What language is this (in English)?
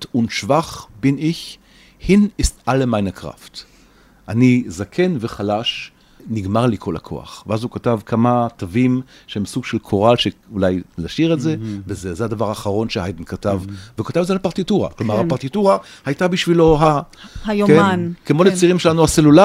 Hebrew